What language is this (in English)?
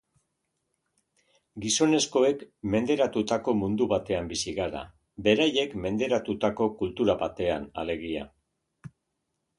Basque